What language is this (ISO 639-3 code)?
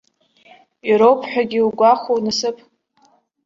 abk